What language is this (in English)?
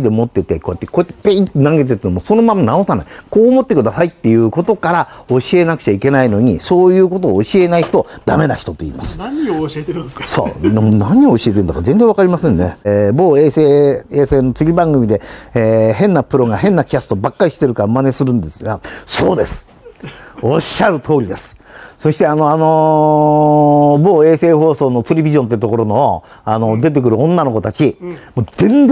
Japanese